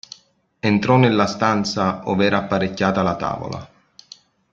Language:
Italian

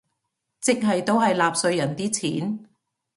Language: Cantonese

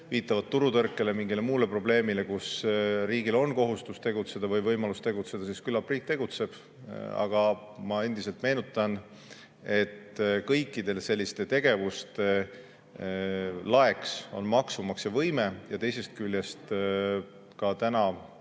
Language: Estonian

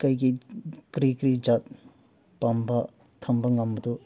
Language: Manipuri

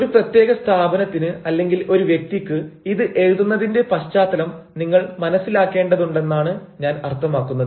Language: Malayalam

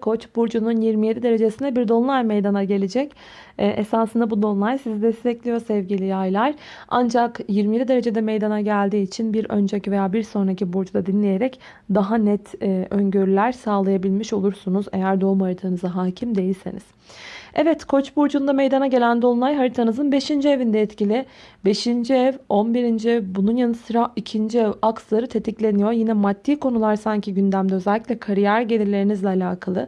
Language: Turkish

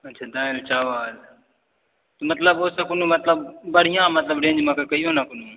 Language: Maithili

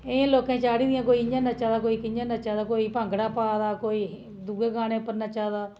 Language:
Dogri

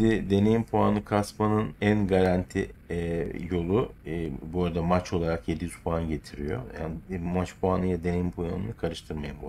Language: Turkish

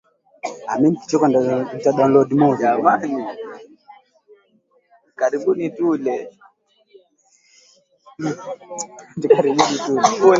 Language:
Swahili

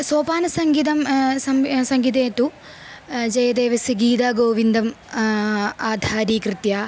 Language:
Sanskrit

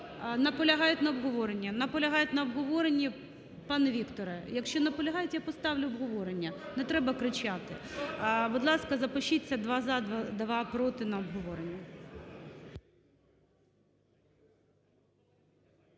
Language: Ukrainian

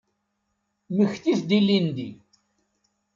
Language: Kabyle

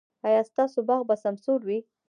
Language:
Pashto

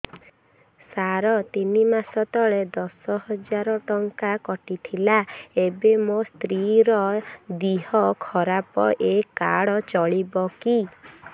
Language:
Odia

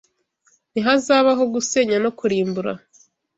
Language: Kinyarwanda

